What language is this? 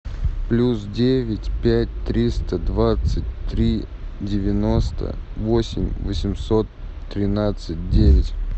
Russian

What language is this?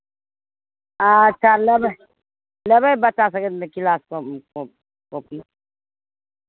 Maithili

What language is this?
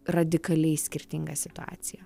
Lithuanian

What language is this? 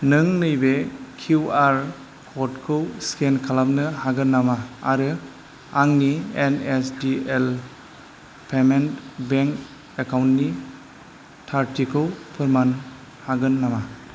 Bodo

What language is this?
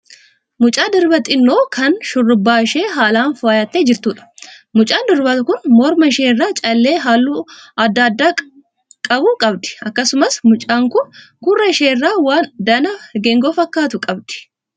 Oromo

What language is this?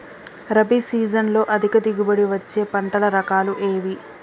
Telugu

